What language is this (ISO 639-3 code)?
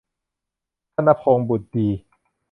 tha